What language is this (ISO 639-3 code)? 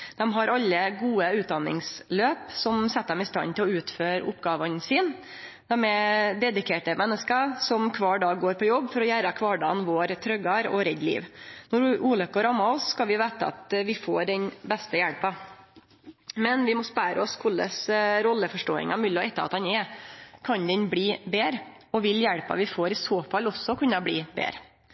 nno